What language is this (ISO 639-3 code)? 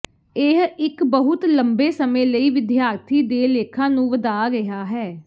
pan